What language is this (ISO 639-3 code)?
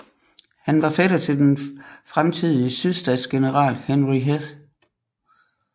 dan